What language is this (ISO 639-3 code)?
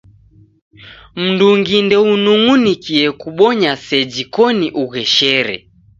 dav